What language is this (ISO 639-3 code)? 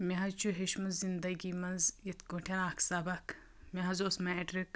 kas